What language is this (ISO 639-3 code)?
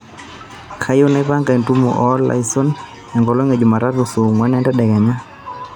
mas